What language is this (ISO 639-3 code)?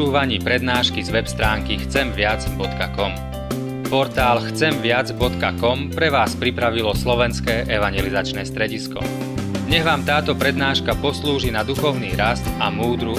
slk